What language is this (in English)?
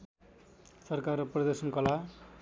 Nepali